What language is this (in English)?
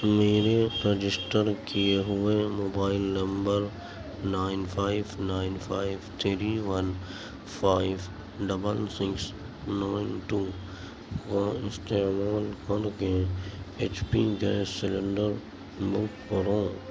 Urdu